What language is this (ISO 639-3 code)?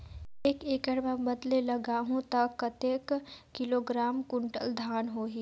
hne